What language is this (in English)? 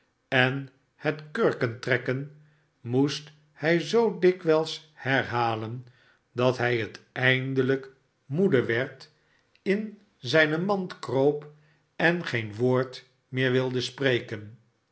Dutch